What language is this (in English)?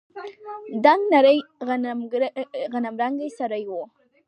Pashto